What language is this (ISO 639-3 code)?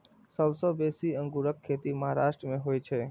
mai